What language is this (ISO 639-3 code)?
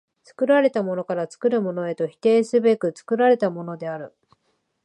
jpn